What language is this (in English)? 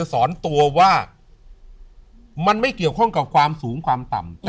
Thai